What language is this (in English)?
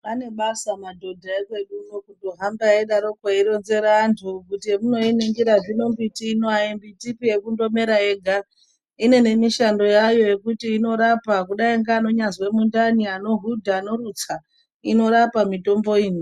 Ndau